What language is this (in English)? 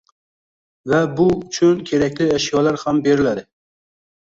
Uzbek